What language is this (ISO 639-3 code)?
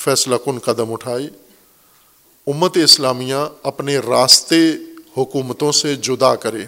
urd